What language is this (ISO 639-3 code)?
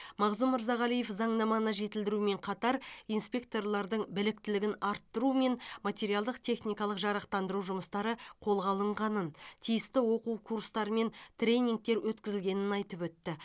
kaz